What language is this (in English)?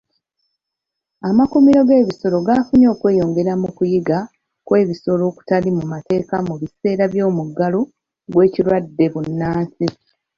Ganda